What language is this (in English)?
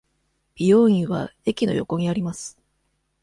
Japanese